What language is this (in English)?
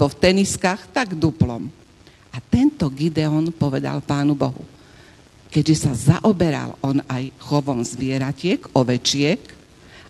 Slovak